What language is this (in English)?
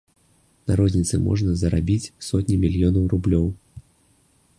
Belarusian